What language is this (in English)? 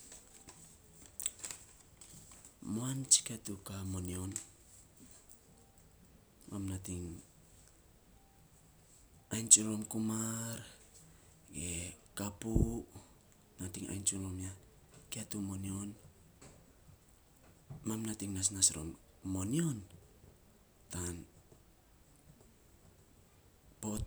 Saposa